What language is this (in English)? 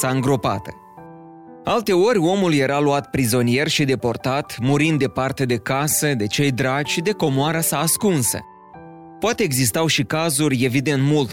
Romanian